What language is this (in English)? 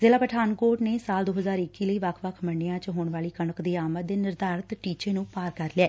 Punjabi